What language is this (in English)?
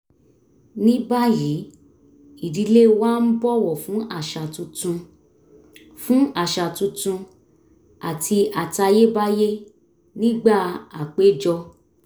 Yoruba